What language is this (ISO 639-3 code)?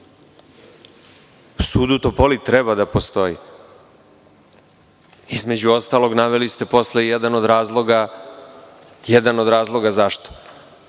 srp